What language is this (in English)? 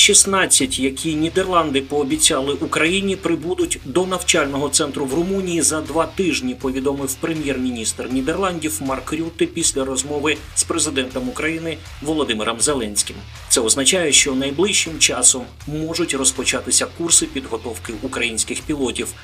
Ukrainian